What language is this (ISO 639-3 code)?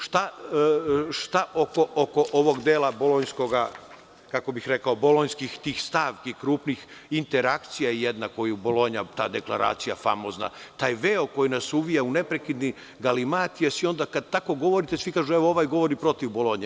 srp